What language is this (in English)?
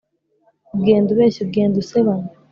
Kinyarwanda